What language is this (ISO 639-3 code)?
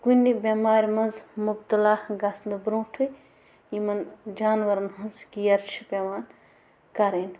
kas